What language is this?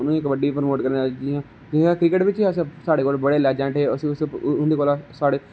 Dogri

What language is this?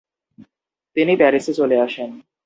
Bangla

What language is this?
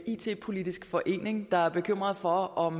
Danish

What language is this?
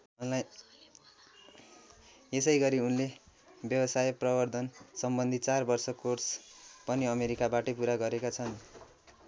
Nepali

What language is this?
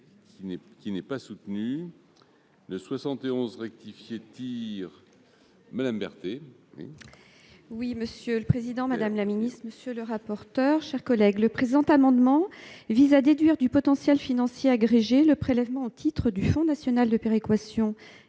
French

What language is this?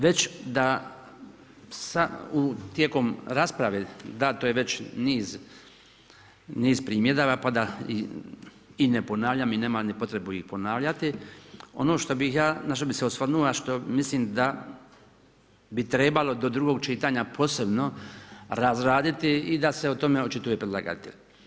Croatian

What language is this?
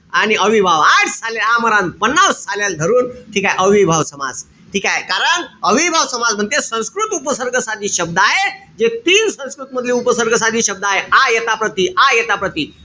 Marathi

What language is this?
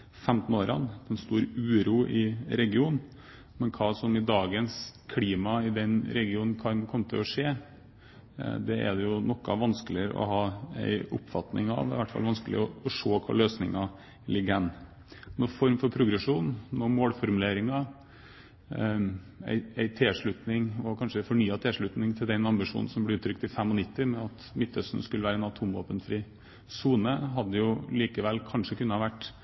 Norwegian Bokmål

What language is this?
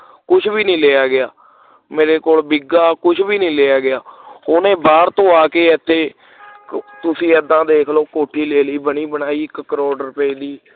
Punjabi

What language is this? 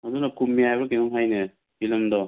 Manipuri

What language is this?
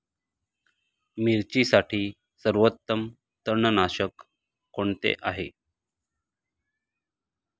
Marathi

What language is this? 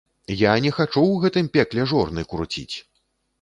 Belarusian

